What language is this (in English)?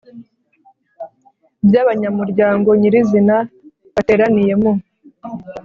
Kinyarwanda